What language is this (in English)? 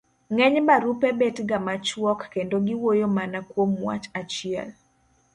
Luo (Kenya and Tanzania)